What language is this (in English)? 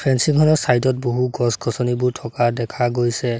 Assamese